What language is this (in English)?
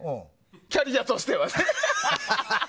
Japanese